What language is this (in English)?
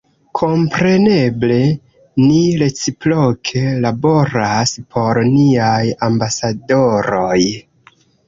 Esperanto